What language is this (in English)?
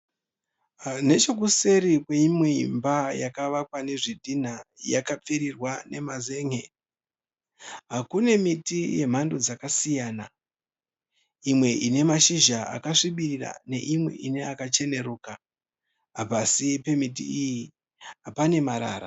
Shona